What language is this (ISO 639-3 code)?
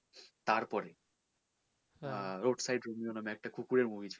ben